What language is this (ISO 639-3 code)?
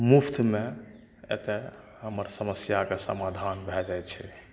mai